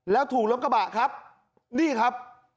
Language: Thai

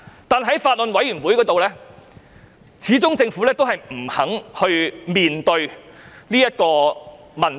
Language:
Cantonese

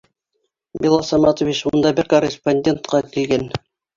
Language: Bashkir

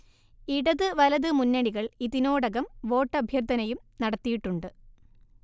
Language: Malayalam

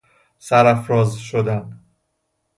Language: Persian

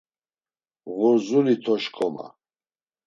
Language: Laz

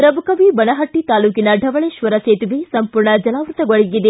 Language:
Kannada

